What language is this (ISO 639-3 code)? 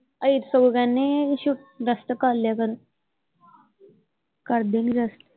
pan